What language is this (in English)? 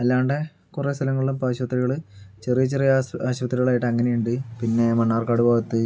Malayalam